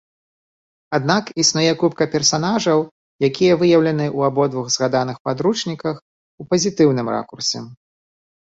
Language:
Belarusian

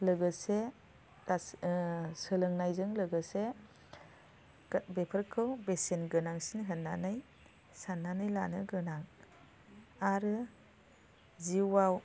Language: Bodo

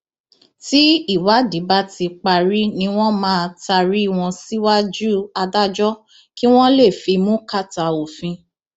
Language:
Yoruba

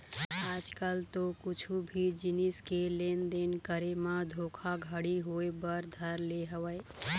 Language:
Chhattisgarhi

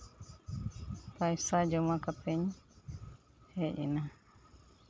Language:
Santali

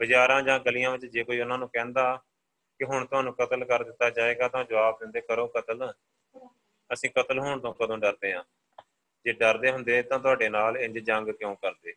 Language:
Punjabi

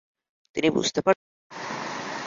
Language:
Bangla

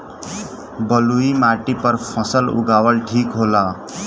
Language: Bhojpuri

